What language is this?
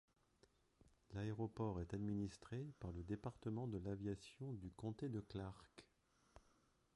French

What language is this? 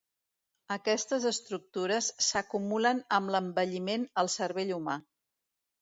Catalan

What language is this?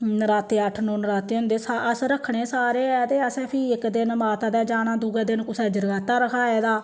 Dogri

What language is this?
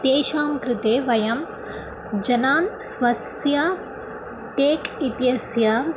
Sanskrit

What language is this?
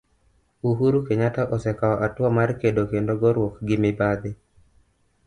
Luo (Kenya and Tanzania)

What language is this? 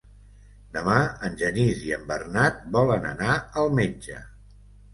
Catalan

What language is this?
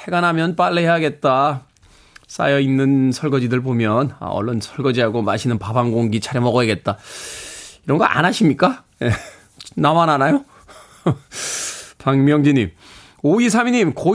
Korean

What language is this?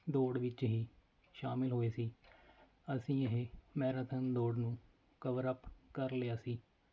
Punjabi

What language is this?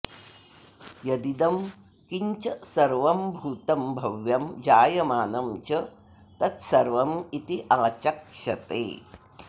Sanskrit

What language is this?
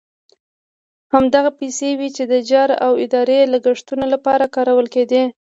Pashto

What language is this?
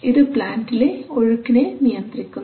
Malayalam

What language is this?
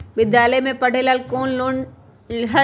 Magahi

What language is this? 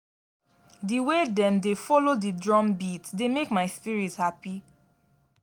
Nigerian Pidgin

